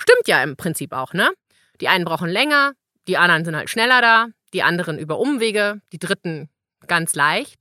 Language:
German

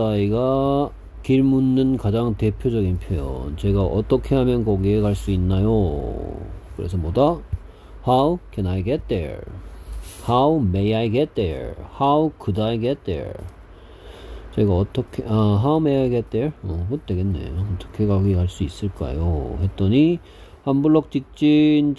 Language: Korean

